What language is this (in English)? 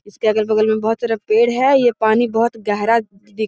Magahi